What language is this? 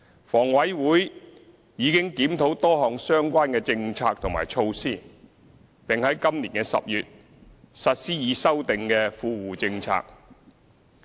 Cantonese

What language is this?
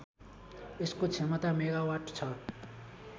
Nepali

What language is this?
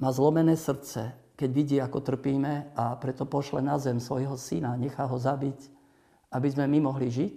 Slovak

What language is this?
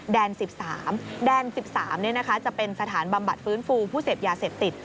Thai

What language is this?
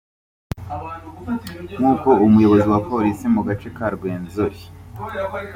Kinyarwanda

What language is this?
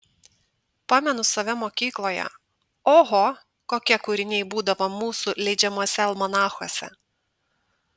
Lithuanian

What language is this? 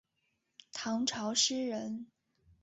Chinese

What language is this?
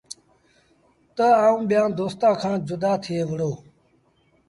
Sindhi Bhil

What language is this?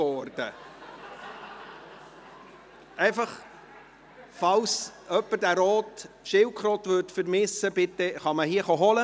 Swiss German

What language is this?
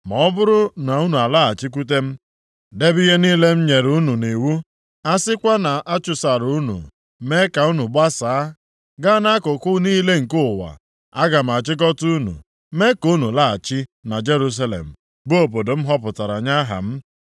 Igbo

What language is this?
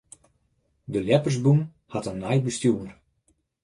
Western Frisian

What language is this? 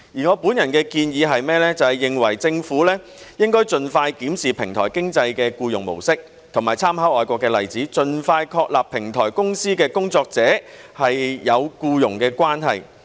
Cantonese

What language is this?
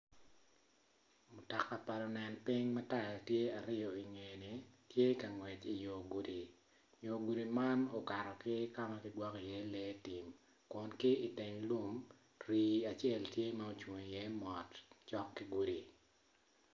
Acoli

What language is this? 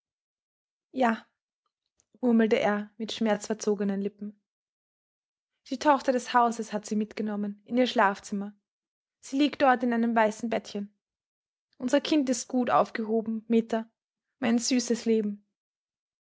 German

